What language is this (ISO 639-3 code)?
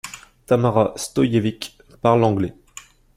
fra